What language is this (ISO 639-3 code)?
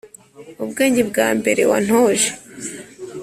kin